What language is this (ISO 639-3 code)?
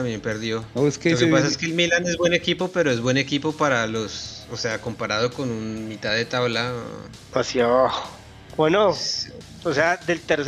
spa